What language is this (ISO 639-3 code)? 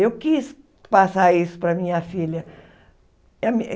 por